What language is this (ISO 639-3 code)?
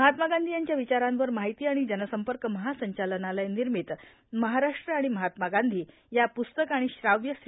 mar